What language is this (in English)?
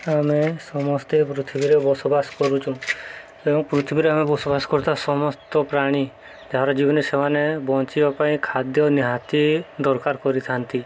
Odia